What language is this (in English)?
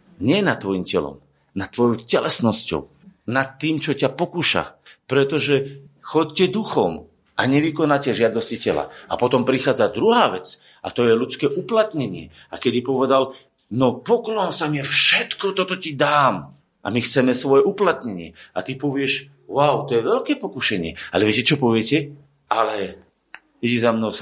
Slovak